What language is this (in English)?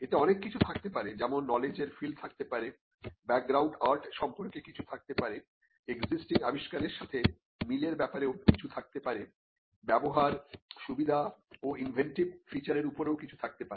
Bangla